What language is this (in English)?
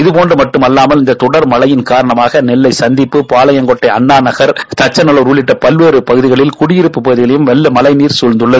Tamil